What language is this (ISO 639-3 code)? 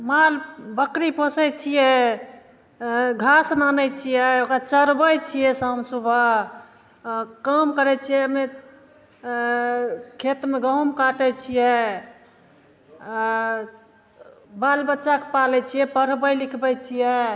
mai